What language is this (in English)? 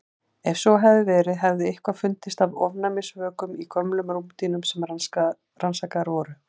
Icelandic